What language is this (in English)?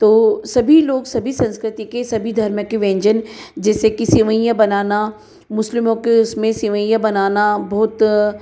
Hindi